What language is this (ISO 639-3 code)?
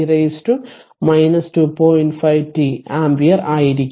mal